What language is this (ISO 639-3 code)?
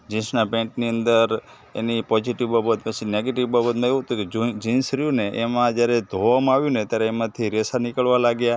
guj